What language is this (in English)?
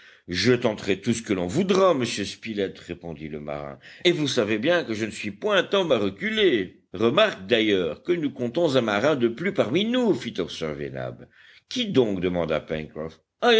French